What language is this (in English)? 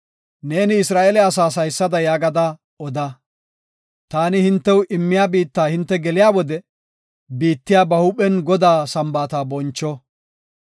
Gofa